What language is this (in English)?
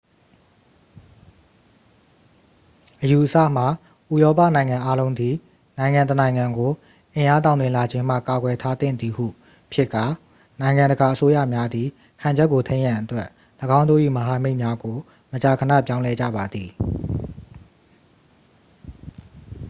Burmese